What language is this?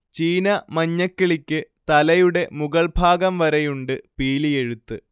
Malayalam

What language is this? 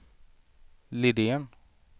Swedish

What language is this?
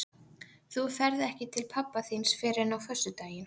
Icelandic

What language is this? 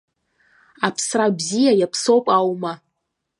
Abkhazian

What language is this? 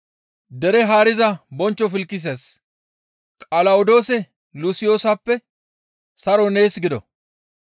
Gamo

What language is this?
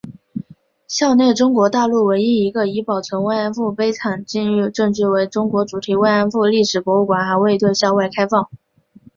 Chinese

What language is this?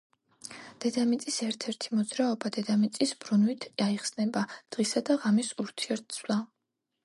Georgian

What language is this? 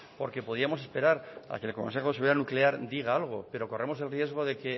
Spanish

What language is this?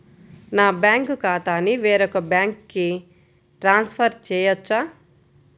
Telugu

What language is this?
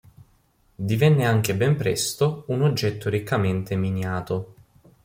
Italian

